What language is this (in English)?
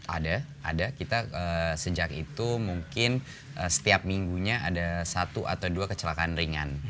Indonesian